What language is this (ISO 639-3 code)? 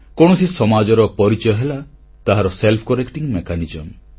ori